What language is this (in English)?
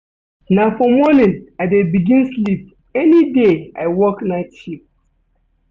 Nigerian Pidgin